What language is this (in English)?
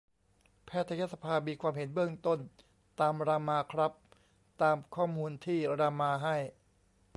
Thai